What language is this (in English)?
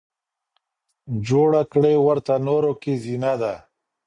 Pashto